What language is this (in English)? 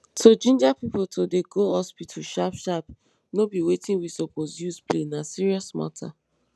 Nigerian Pidgin